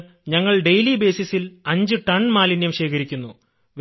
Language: Malayalam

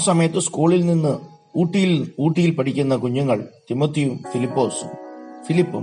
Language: Malayalam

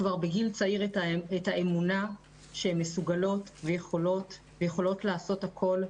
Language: Hebrew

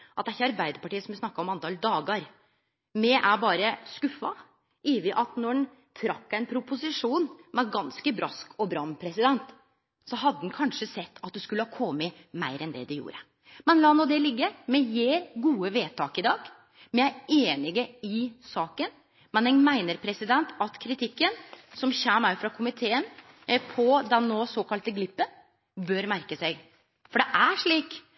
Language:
Norwegian Nynorsk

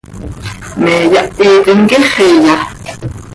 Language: Seri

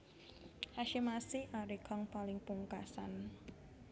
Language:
Javanese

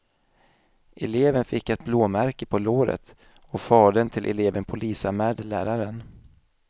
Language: Swedish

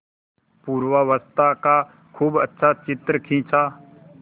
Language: Hindi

